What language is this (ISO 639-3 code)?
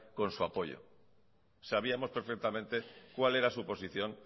spa